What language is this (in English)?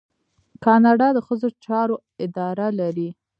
Pashto